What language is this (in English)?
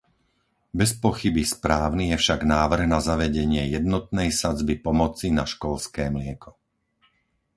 Slovak